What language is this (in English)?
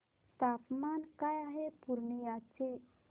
Marathi